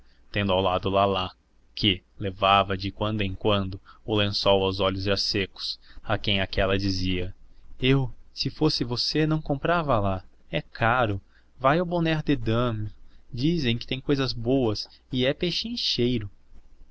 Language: Portuguese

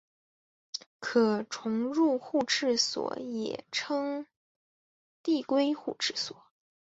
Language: Chinese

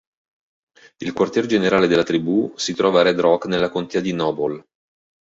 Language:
Italian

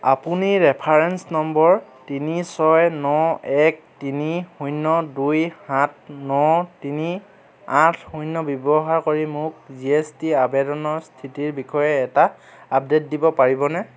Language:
Assamese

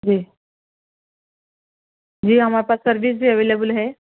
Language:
Urdu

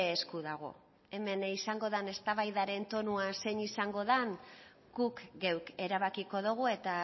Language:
Basque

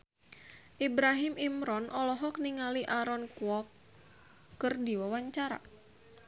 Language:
Sundanese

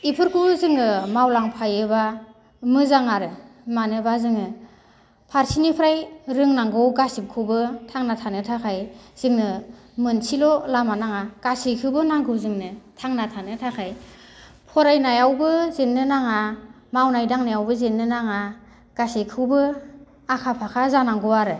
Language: Bodo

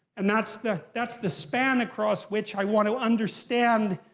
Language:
English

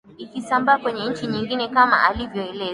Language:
Swahili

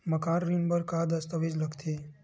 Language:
Chhattisgarhi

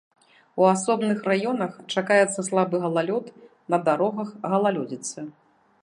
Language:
Belarusian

